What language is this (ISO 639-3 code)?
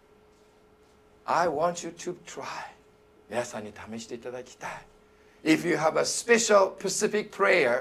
jpn